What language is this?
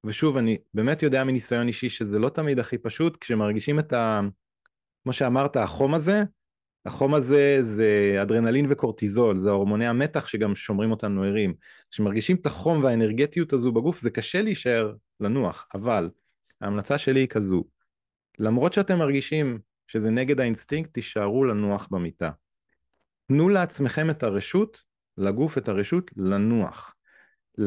Hebrew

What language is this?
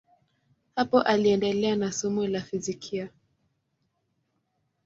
Swahili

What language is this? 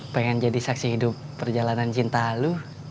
Indonesian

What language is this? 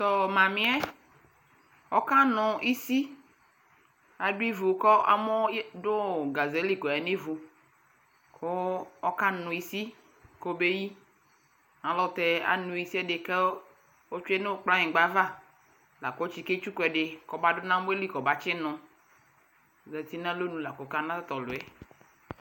Ikposo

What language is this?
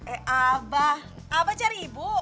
Indonesian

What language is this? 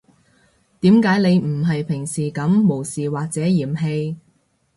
Cantonese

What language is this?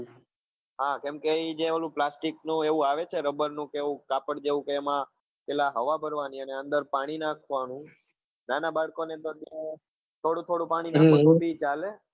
Gujarati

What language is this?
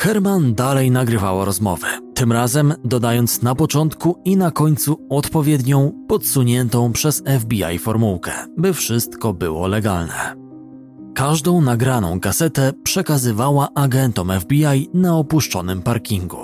Polish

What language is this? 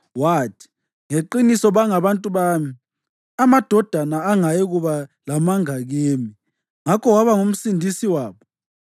North Ndebele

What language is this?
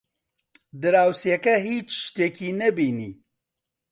Central Kurdish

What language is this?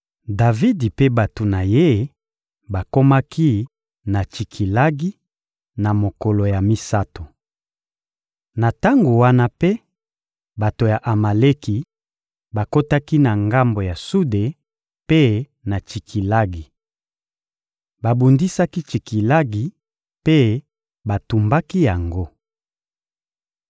Lingala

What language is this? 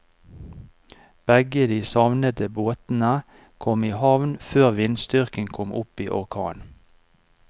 Norwegian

